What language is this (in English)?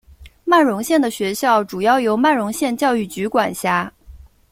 Chinese